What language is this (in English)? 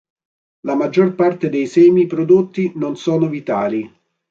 Italian